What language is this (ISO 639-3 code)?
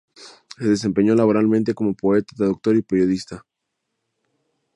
spa